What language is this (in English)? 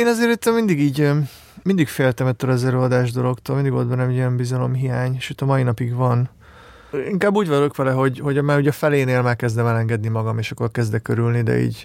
Hungarian